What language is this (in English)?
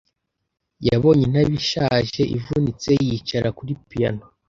Kinyarwanda